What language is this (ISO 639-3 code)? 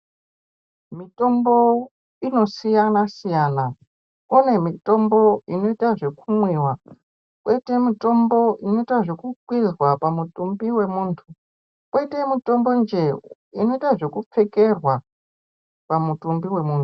ndc